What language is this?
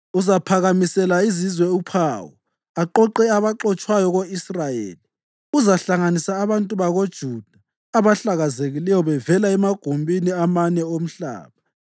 North Ndebele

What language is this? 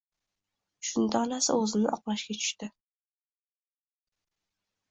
Uzbek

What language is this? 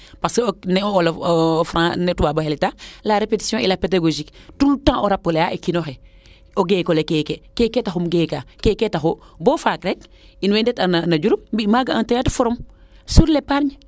Serer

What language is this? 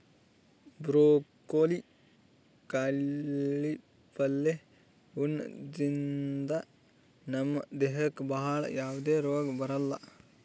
Kannada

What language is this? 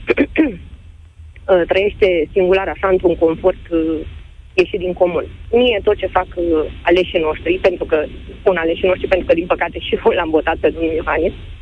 Romanian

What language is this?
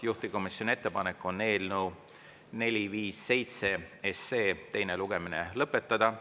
Estonian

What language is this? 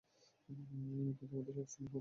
Bangla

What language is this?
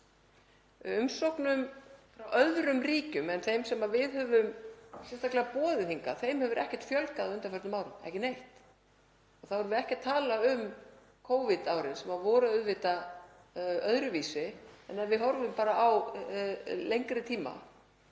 Icelandic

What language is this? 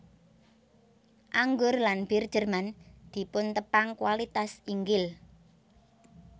Javanese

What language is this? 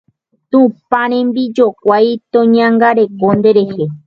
Guarani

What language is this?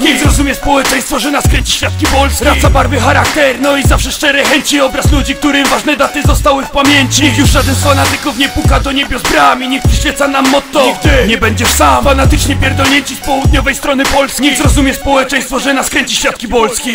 Polish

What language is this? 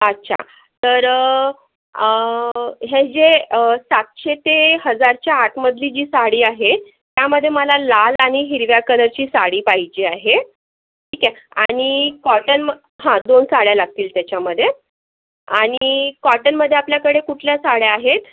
Marathi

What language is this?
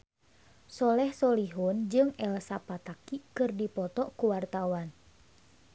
Sundanese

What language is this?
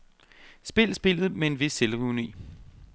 Danish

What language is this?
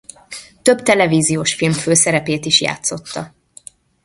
Hungarian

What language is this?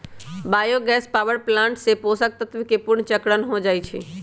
Magahi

